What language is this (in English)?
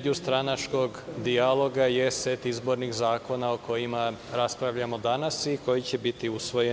Serbian